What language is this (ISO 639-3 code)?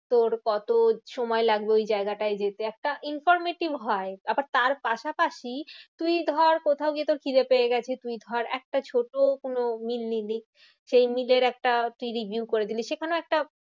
ben